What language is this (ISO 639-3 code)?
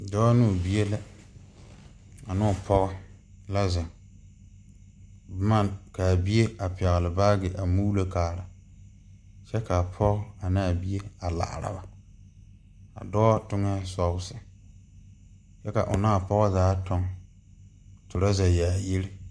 dga